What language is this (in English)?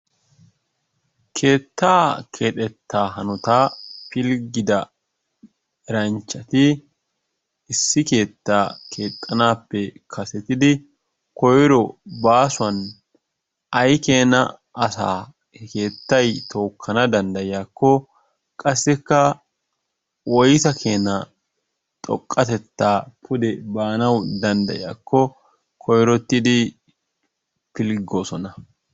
Wolaytta